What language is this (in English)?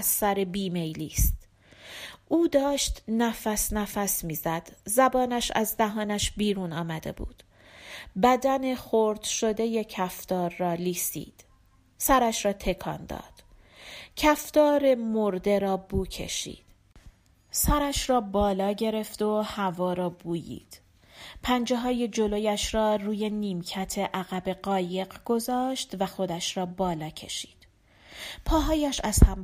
Persian